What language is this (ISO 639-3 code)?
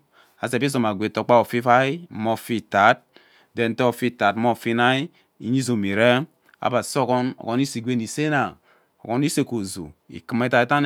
byc